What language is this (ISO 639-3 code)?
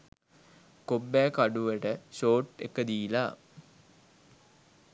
sin